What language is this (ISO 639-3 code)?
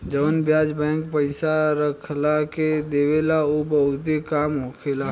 bho